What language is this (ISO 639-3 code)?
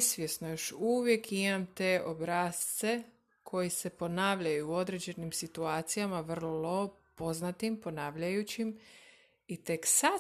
hrv